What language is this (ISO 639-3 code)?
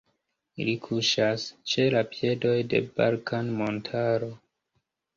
epo